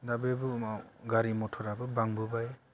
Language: Bodo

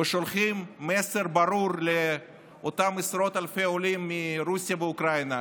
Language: Hebrew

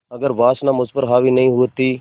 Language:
Hindi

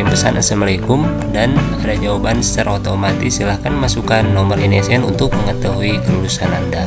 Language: Indonesian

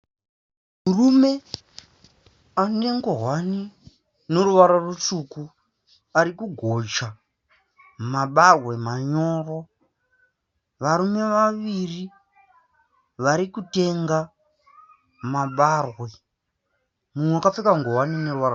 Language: Shona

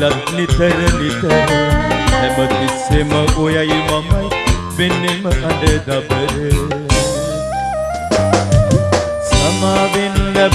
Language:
Indonesian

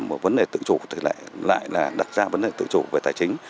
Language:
Vietnamese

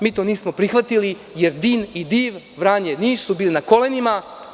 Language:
Serbian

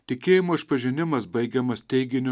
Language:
Lithuanian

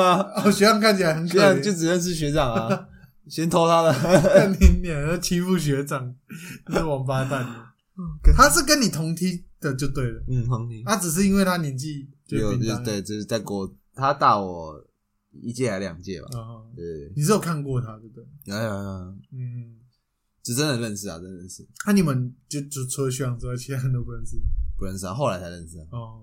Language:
Chinese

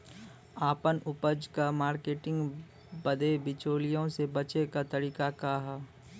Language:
Bhojpuri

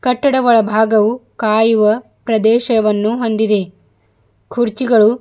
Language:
Kannada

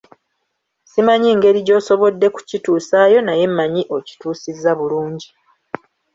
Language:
Ganda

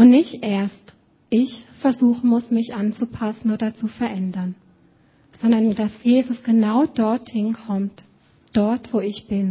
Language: German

